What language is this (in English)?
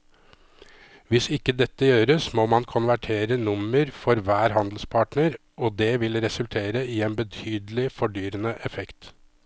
Norwegian